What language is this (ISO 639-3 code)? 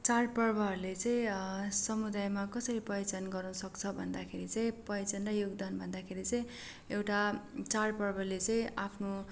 nep